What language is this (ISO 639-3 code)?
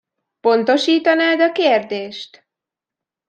hun